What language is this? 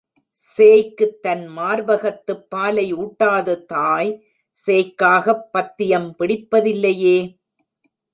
Tamil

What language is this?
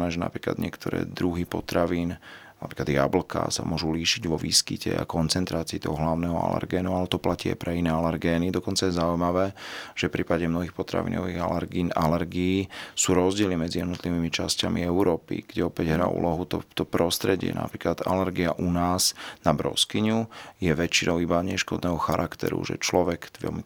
Slovak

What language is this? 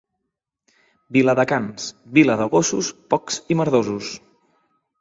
Catalan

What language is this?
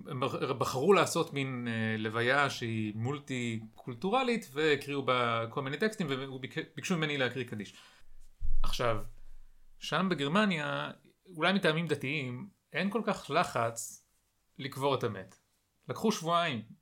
Hebrew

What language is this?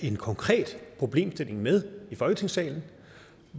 Danish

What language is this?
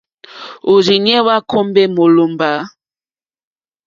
Mokpwe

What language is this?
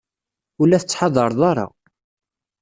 Kabyle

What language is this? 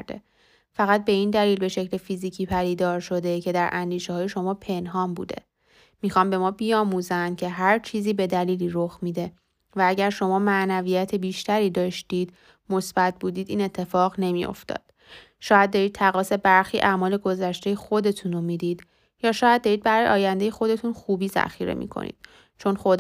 Persian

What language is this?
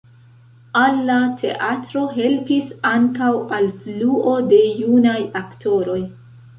Esperanto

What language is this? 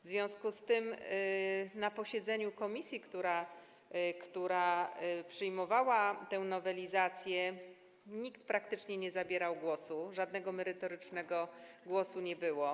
Polish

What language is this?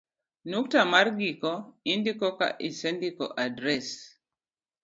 Luo (Kenya and Tanzania)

